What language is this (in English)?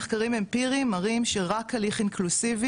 Hebrew